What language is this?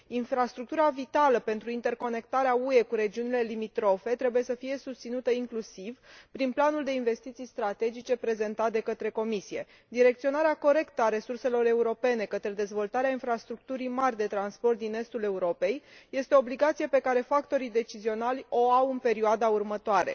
Romanian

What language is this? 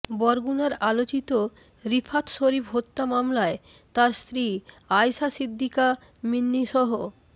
Bangla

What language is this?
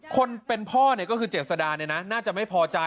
Thai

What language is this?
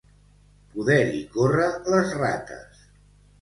Catalan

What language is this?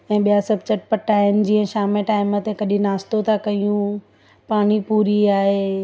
Sindhi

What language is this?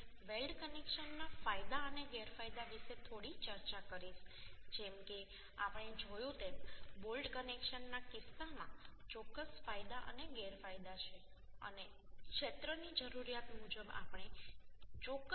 Gujarati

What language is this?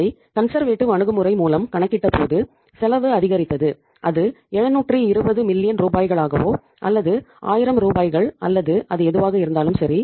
Tamil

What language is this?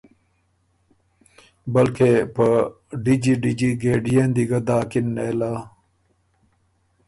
Ormuri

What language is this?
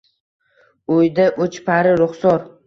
Uzbek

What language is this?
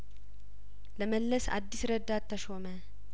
Amharic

